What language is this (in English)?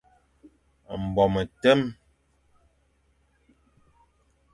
Fang